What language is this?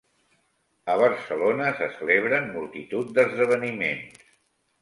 Catalan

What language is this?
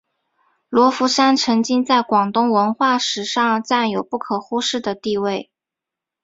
Chinese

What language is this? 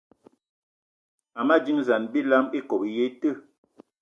Eton (Cameroon)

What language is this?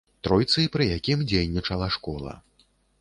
Belarusian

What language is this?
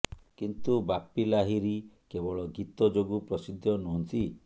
Odia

